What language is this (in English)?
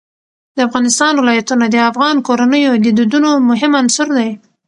Pashto